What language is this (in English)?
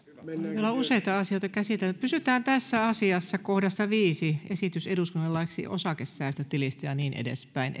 Finnish